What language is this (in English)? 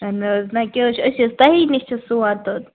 Kashmiri